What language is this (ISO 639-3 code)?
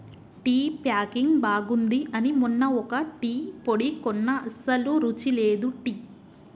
tel